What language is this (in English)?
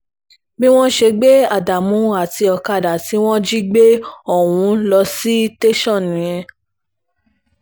Yoruba